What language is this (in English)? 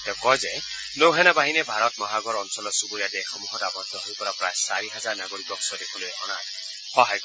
Assamese